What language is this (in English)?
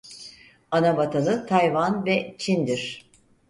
Turkish